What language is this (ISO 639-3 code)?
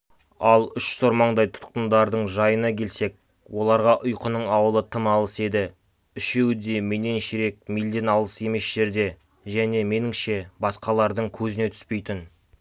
kaz